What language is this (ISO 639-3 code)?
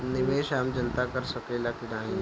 bho